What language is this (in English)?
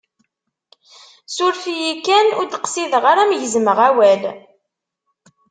Kabyle